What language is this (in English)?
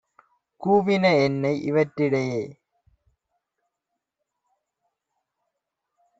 Tamil